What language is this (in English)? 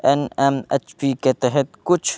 Urdu